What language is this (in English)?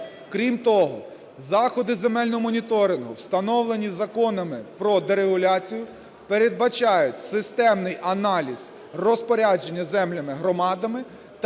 Ukrainian